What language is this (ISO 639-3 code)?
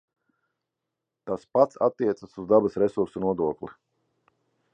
lav